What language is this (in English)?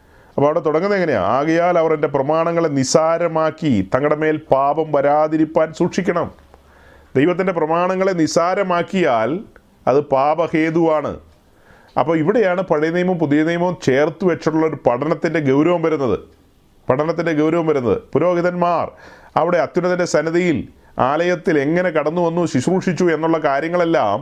Malayalam